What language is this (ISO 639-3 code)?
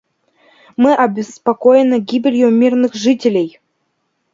rus